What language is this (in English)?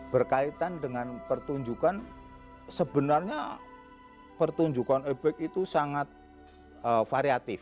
Indonesian